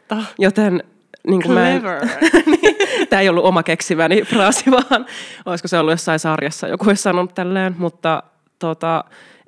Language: Finnish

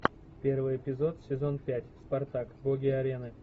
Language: Russian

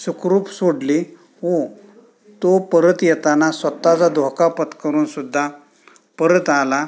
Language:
Marathi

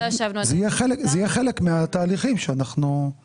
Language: Hebrew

